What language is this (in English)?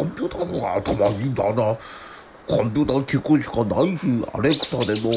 Japanese